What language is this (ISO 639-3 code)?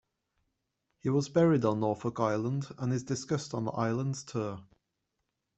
eng